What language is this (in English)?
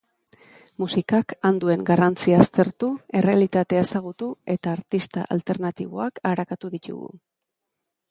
Basque